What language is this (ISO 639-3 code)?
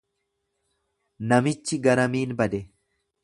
orm